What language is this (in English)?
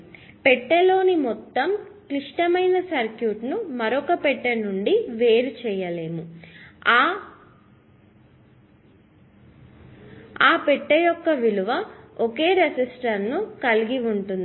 Telugu